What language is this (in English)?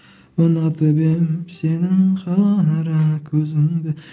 Kazakh